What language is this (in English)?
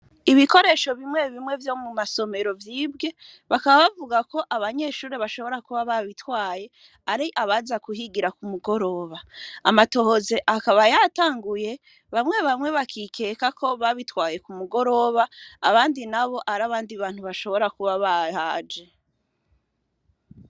Rundi